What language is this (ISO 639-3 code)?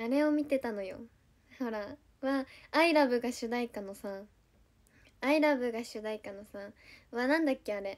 jpn